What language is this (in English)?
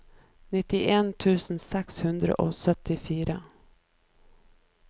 Norwegian